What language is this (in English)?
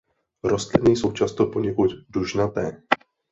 Czech